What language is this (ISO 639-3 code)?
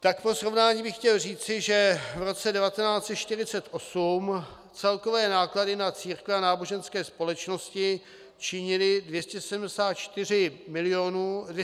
ces